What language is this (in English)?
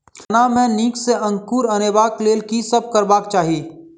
Maithili